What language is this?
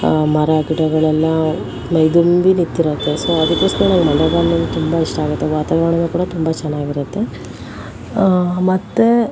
Kannada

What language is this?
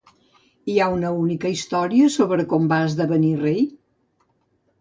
Catalan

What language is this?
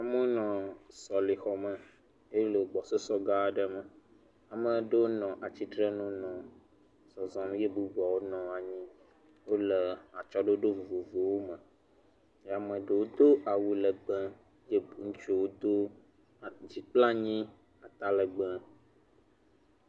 Ewe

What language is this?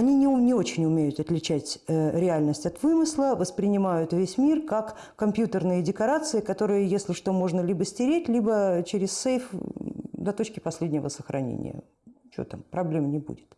Russian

